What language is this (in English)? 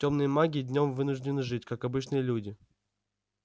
Russian